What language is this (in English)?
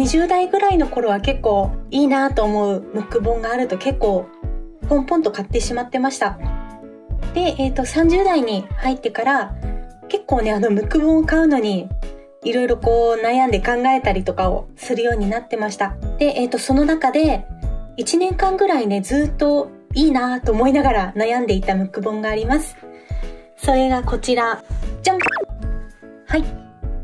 Japanese